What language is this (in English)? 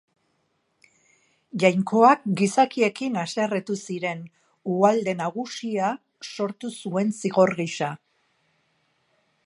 Basque